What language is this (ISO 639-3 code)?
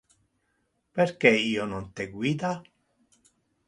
ina